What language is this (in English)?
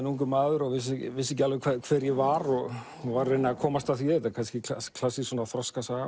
Icelandic